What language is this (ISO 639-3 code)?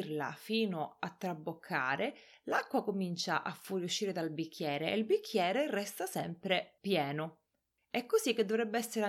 ita